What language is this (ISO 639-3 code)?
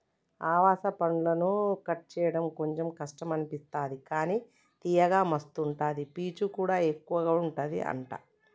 tel